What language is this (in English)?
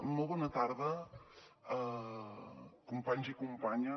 Catalan